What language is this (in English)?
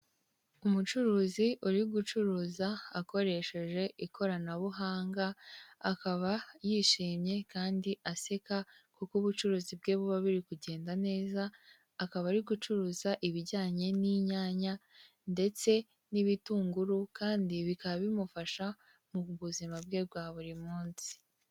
Kinyarwanda